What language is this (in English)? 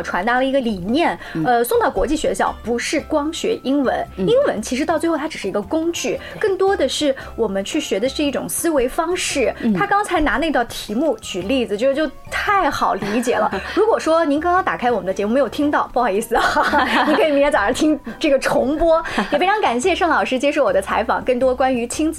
Chinese